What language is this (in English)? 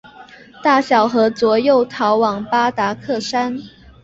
Chinese